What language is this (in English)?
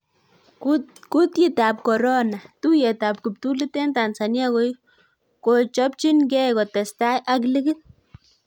Kalenjin